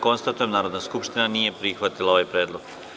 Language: Serbian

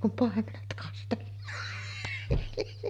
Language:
Finnish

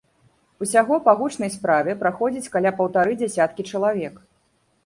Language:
Belarusian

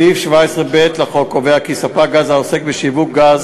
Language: Hebrew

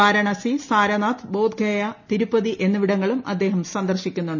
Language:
Malayalam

